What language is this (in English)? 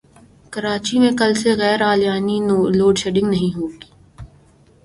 Urdu